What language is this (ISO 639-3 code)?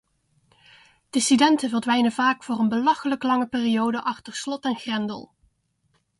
nld